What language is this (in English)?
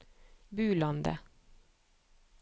Norwegian